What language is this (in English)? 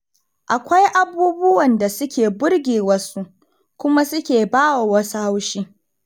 Hausa